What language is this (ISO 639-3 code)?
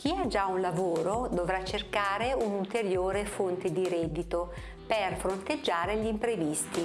ita